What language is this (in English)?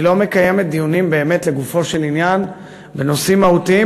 Hebrew